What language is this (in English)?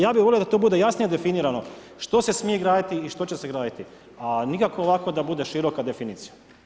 Croatian